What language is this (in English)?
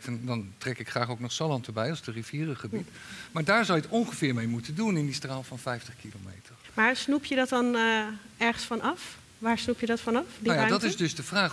Dutch